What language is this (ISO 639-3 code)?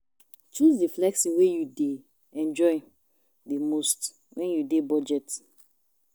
pcm